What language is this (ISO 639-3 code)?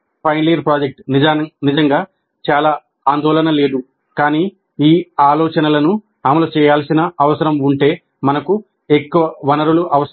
tel